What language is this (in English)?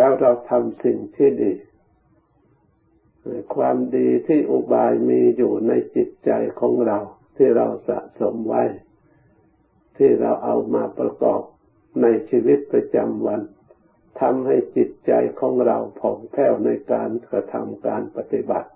Thai